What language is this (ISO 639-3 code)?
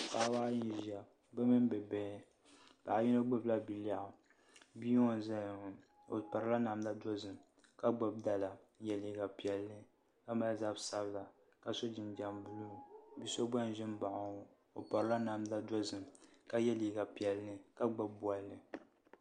dag